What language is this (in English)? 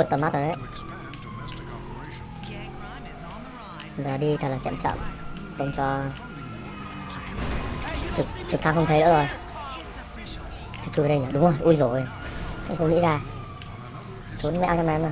Vietnamese